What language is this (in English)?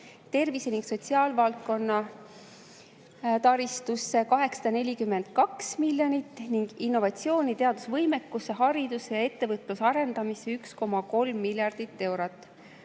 Estonian